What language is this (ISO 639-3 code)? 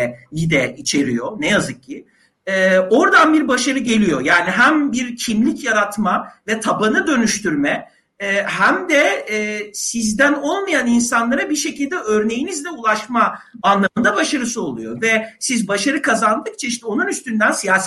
tur